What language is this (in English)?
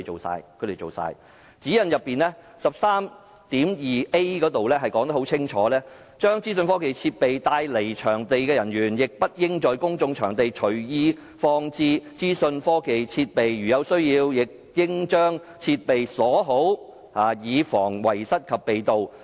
Cantonese